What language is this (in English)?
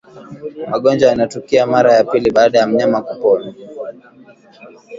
Swahili